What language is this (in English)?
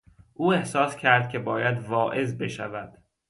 Persian